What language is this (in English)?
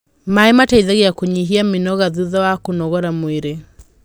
Kikuyu